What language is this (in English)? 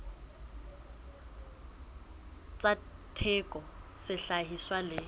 Southern Sotho